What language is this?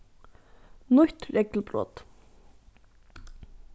Faroese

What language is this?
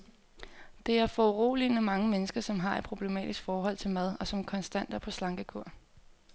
Danish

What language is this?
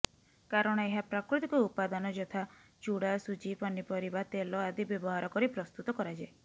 Odia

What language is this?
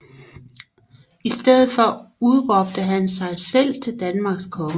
Danish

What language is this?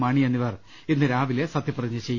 Malayalam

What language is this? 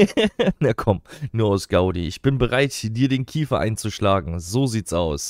German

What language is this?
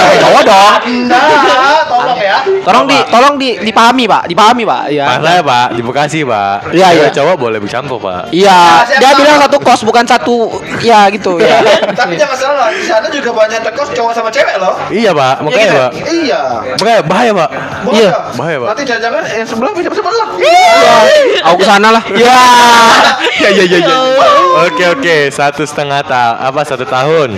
Indonesian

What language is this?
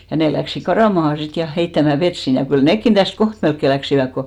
Finnish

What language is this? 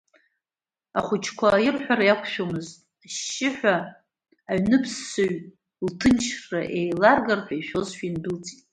Abkhazian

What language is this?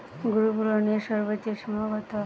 Bangla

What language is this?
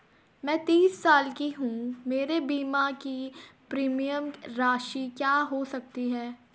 Hindi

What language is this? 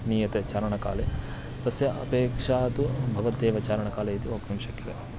Sanskrit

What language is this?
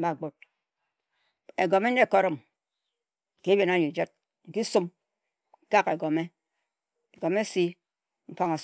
Ejagham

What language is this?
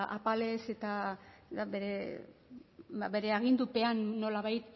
Basque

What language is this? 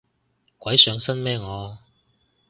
Cantonese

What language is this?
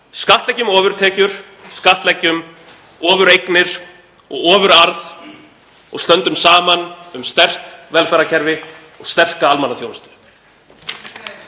Icelandic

